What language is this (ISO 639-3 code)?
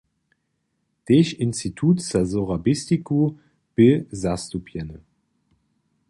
hsb